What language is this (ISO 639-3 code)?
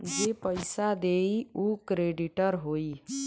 bho